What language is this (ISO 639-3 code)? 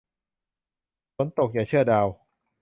tha